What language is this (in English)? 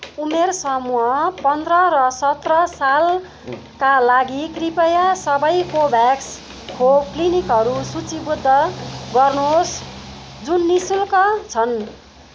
Nepali